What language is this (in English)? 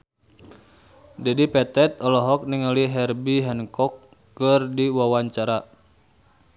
Sundanese